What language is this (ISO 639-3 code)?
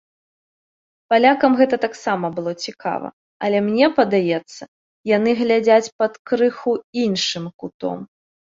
bel